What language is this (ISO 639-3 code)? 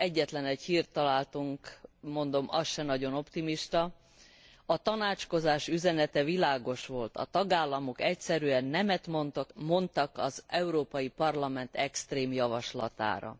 hun